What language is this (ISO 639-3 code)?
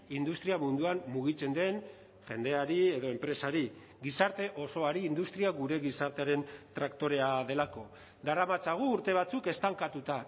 eus